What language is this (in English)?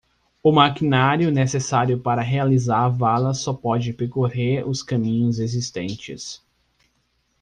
Portuguese